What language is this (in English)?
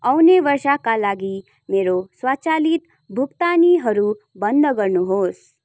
Nepali